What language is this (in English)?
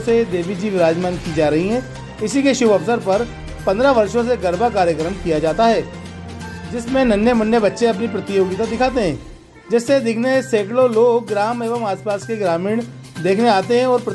Hindi